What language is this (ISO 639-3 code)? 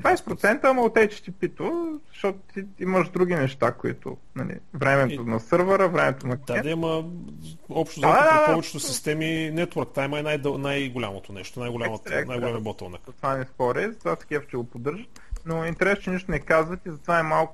bul